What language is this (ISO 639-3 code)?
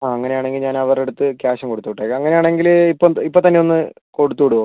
mal